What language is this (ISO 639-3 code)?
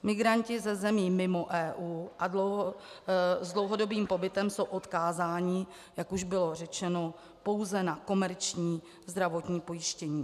ces